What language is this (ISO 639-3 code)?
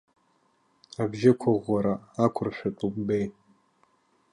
abk